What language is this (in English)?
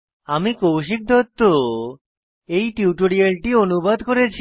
Bangla